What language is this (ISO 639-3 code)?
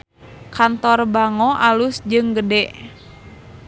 sun